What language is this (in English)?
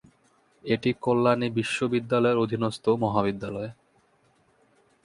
Bangla